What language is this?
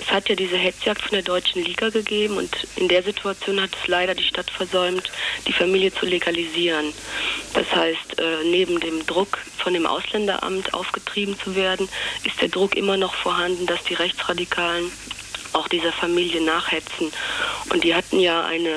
German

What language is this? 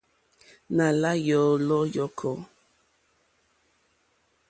Mokpwe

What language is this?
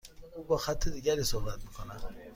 Persian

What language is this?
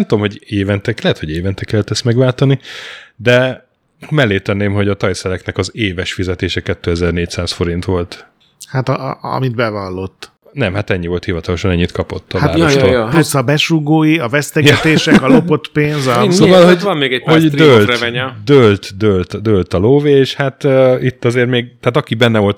Hungarian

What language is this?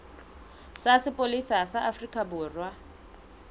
Southern Sotho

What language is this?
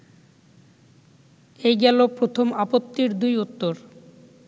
Bangla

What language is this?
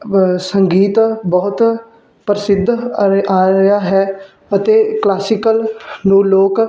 Punjabi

